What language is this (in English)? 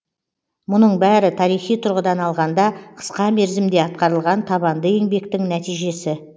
Kazakh